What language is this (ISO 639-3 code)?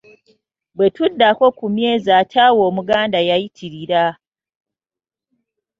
lug